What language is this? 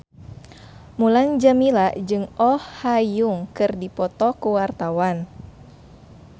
Sundanese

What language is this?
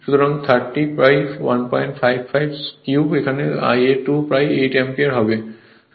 Bangla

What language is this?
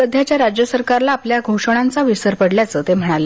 Marathi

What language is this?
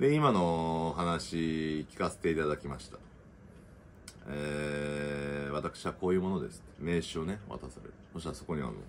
Japanese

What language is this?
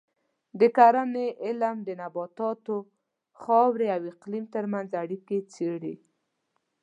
Pashto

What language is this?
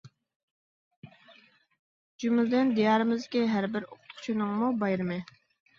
Uyghur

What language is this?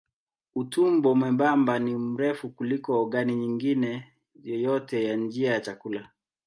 Swahili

